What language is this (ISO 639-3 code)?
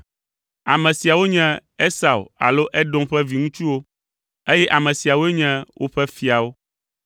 ewe